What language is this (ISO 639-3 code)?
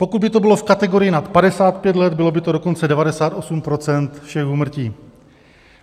ces